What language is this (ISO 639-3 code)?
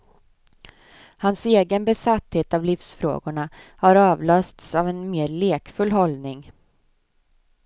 swe